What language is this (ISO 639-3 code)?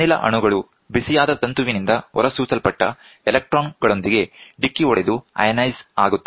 kan